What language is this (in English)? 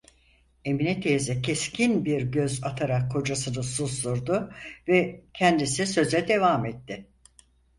Turkish